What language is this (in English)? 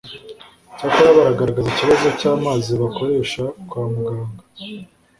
Kinyarwanda